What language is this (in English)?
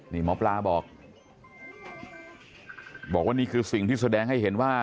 Thai